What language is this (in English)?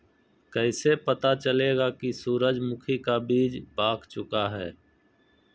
Magahi